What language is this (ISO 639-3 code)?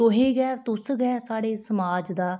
doi